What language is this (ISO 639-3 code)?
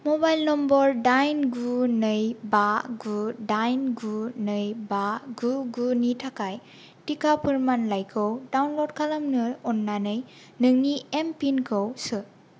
brx